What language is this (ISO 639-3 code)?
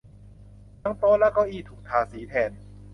tha